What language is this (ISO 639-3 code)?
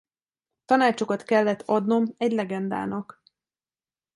hun